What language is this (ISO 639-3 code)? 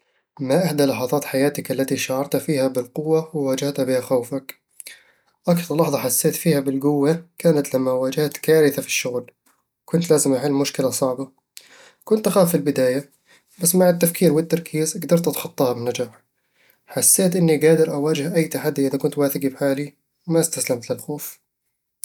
avl